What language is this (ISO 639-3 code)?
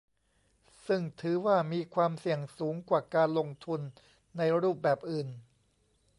tha